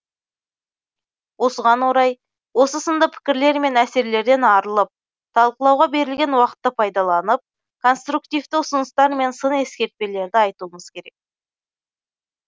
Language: Kazakh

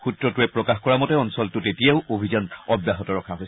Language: Assamese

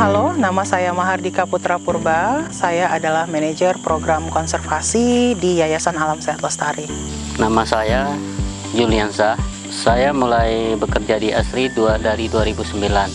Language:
Indonesian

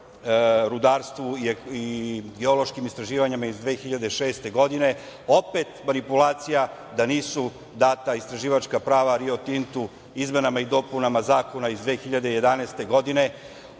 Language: Serbian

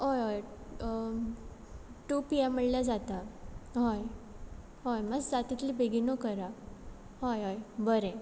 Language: Konkani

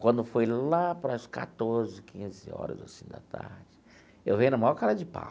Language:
Portuguese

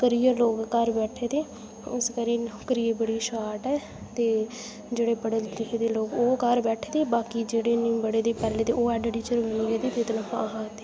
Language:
Dogri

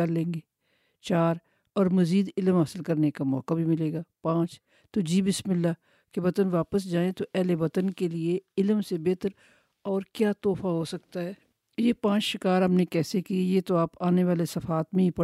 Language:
Urdu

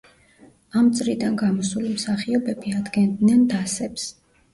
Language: Georgian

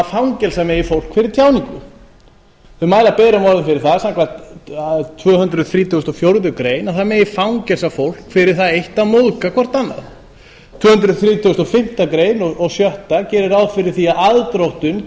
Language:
Icelandic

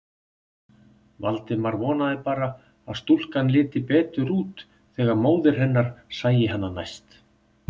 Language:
Icelandic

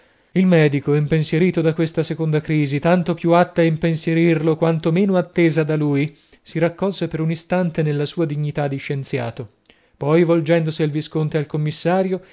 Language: Italian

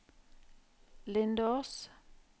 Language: Norwegian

